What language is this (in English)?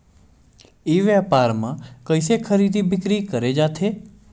Chhattisgarhi